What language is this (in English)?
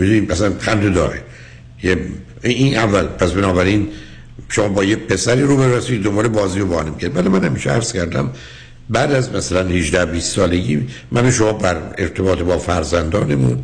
Persian